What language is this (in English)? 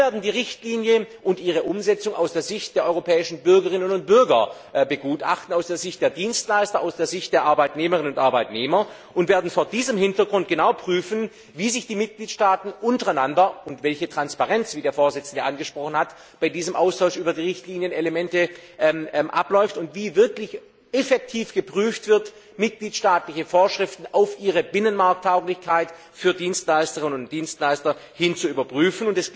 German